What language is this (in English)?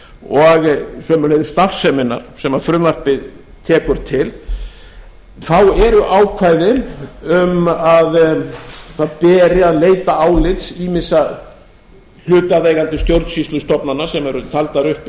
Icelandic